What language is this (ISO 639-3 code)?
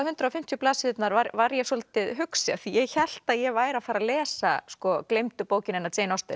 isl